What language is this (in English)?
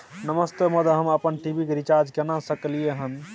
Maithili